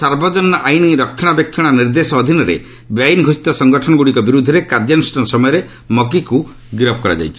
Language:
Odia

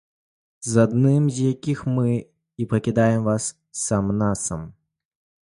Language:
Belarusian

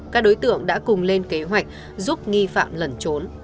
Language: Vietnamese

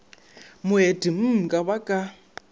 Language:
Northern Sotho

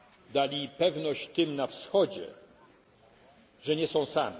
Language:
Polish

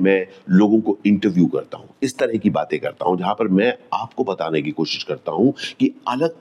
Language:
Hindi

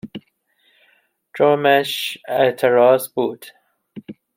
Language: Persian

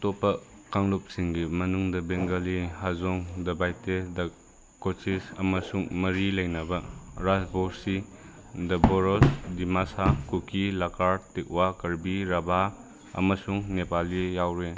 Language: Manipuri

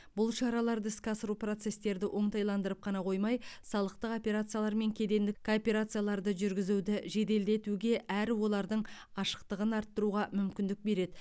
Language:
Kazakh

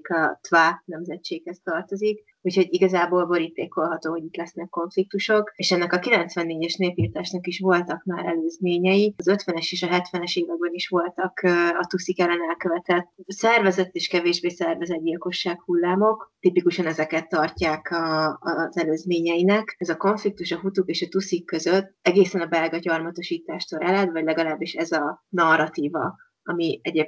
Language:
Hungarian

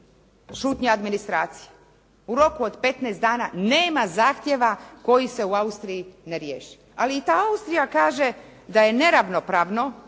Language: Croatian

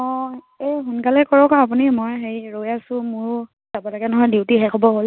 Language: Assamese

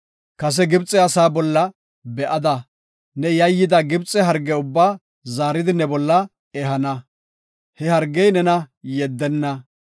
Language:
Gofa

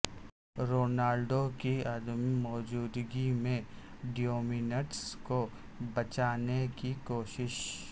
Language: Urdu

